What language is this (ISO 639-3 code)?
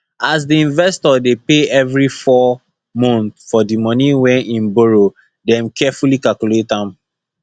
pcm